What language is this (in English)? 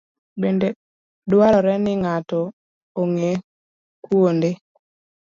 Luo (Kenya and Tanzania)